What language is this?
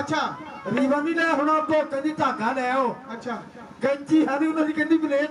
Punjabi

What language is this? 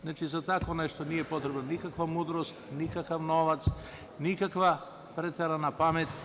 Serbian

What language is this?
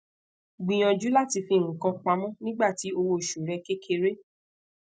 Yoruba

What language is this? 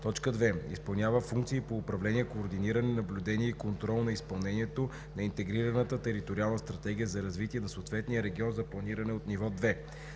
Bulgarian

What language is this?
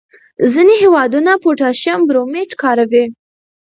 Pashto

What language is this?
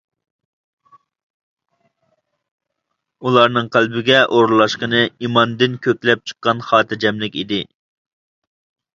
Uyghur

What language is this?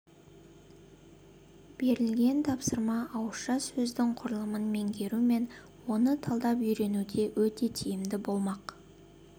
Kazakh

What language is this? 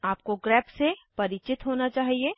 Hindi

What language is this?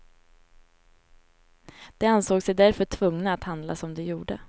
Swedish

